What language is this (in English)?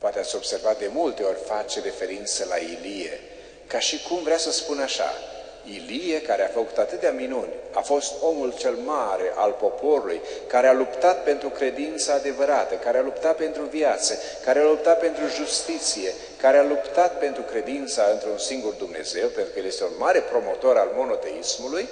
Romanian